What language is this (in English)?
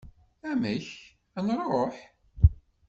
Kabyle